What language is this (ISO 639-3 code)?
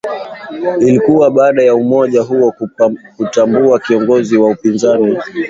swa